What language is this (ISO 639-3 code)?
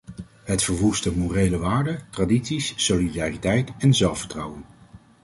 nld